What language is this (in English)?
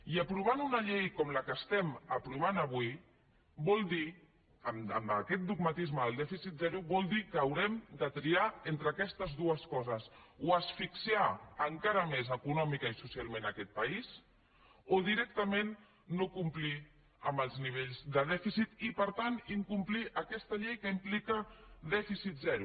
Catalan